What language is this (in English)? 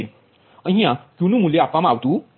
Gujarati